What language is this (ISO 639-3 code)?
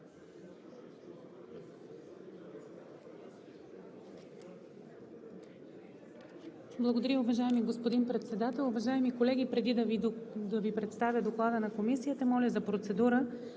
bul